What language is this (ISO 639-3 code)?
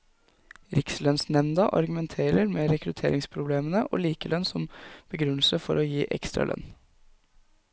nor